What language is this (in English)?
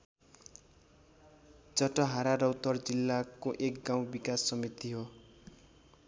Nepali